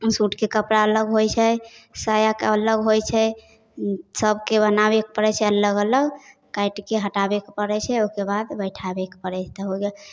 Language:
Maithili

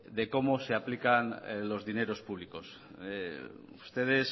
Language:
Spanish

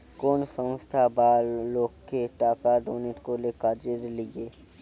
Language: Bangla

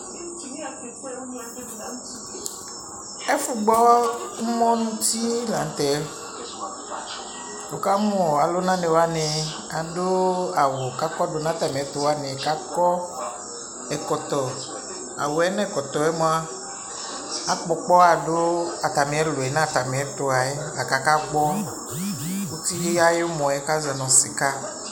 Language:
Ikposo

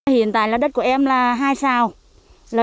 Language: Vietnamese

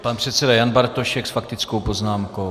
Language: Czech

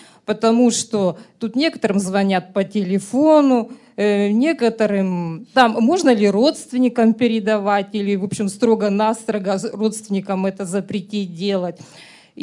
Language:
Russian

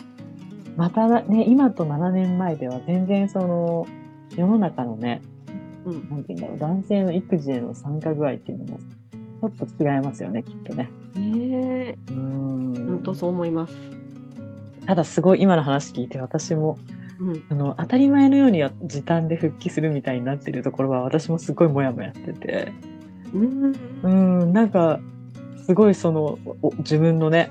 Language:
Japanese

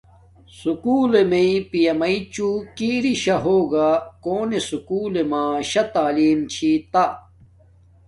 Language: Domaaki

